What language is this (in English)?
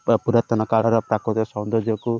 Odia